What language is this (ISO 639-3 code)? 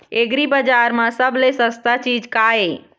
hne